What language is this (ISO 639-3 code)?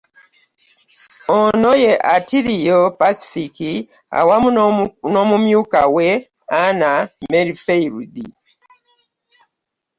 lug